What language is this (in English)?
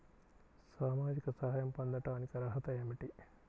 Telugu